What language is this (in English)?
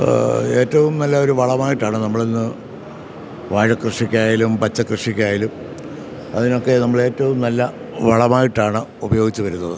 Malayalam